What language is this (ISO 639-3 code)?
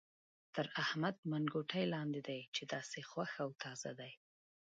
pus